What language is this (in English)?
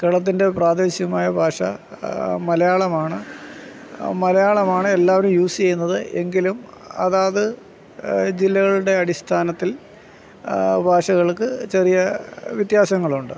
Malayalam